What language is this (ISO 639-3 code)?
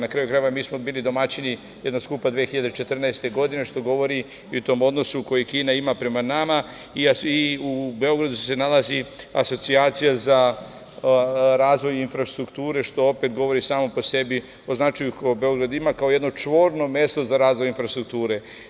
srp